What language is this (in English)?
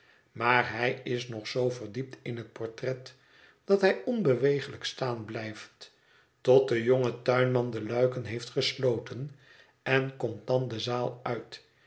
Dutch